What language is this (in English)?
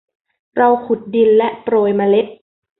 Thai